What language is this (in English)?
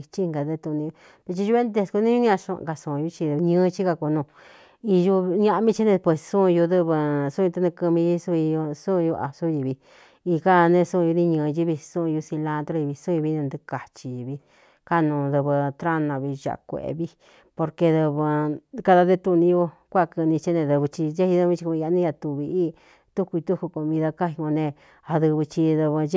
Cuyamecalco Mixtec